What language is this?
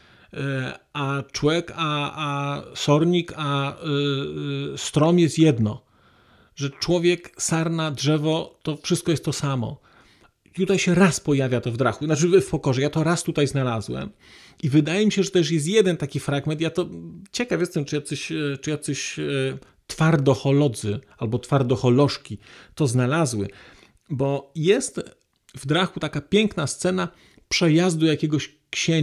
Polish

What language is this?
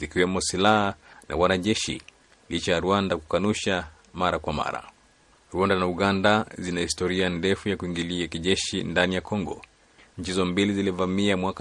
Swahili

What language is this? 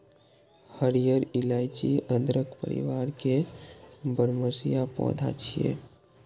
Maithili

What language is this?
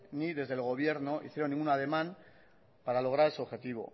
Spanish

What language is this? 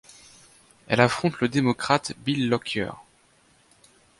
French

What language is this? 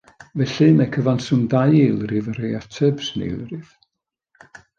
Welsh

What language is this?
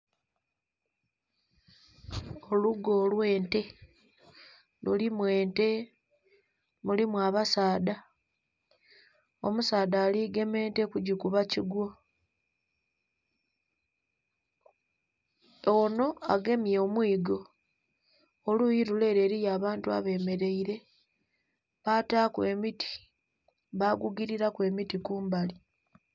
Soga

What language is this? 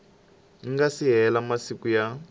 Tsonga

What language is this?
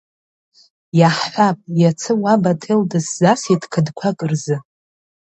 Abkhazian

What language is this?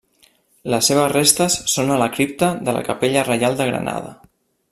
Catalan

